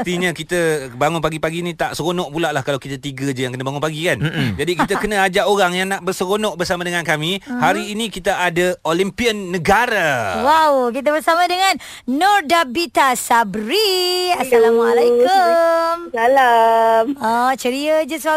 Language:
Malay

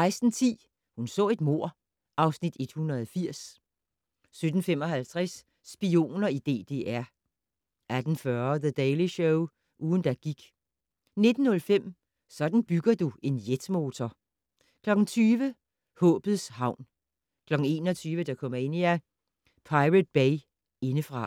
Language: Danish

